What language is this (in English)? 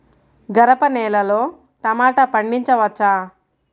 Telugu